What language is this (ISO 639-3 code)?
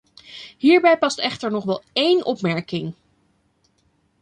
nld